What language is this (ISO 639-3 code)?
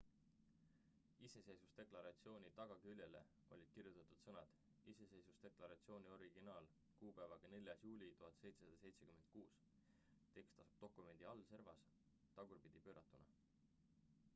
est